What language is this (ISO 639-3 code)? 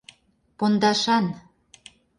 chm